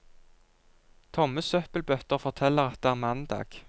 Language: Norwegian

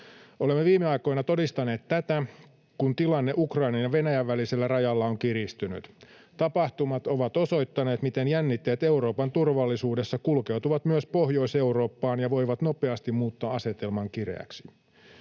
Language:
Finnish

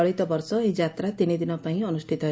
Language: Odia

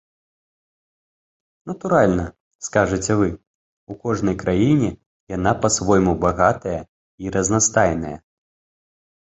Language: Belarusian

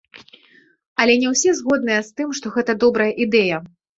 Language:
Belarusian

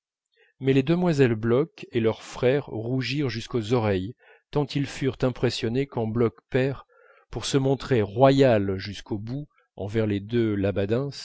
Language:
French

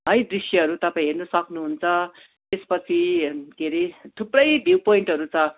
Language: Nepali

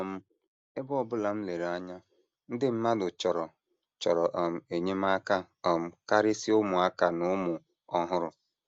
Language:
Igbo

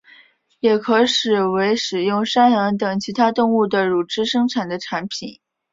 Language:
Chinese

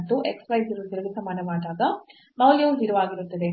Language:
Kannada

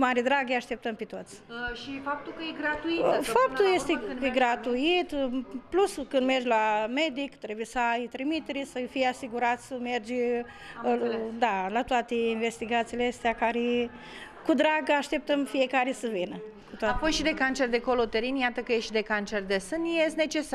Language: Romanian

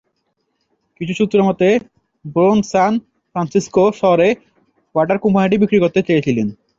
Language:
Bangla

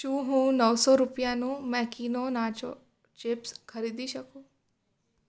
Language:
Gujarati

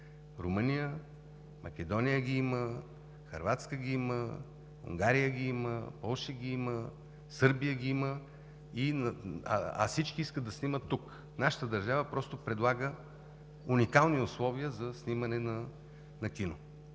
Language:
Bulgarian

